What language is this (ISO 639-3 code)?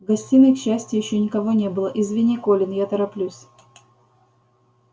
rus